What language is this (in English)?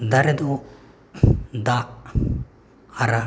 Santali